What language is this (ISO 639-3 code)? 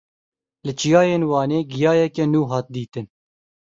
kur